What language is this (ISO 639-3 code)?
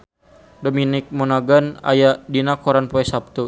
sun